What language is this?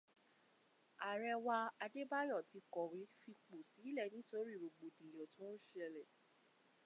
Yoruba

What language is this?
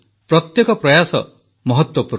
Odia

